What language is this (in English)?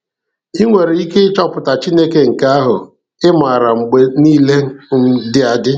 Igbo